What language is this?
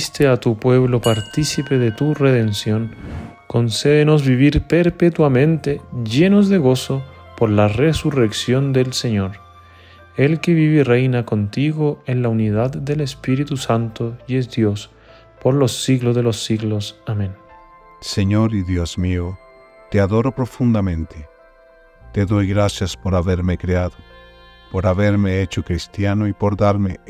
Spanish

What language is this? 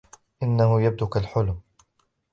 Arabic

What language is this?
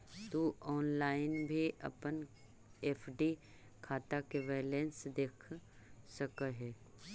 Magahi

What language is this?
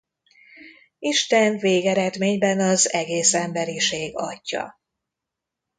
Hungarian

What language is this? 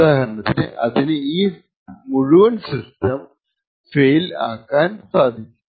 Malayalam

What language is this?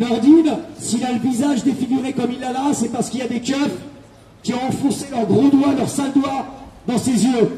French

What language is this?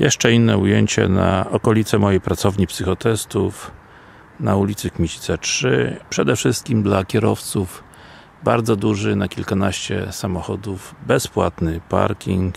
Polish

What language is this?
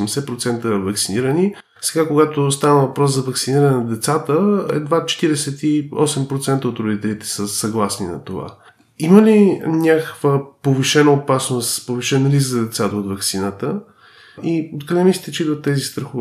Bulgarian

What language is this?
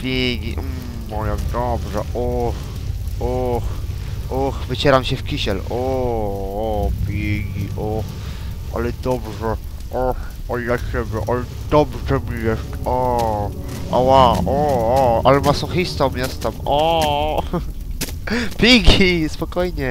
Polish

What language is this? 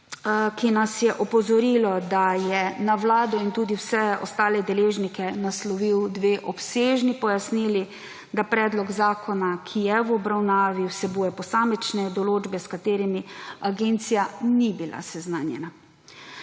Slovenian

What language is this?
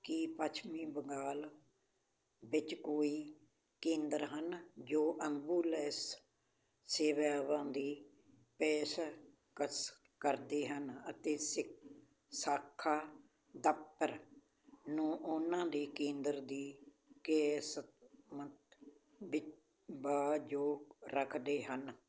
Punjabi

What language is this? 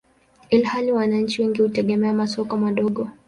Swahili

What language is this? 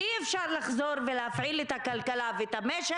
Hebrew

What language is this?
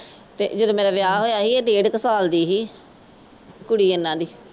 Punjabi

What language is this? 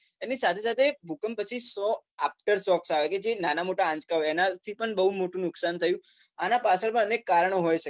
Gujarati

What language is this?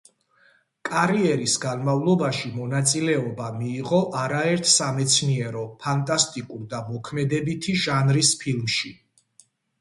Georgian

